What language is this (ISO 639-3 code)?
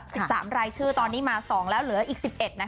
tha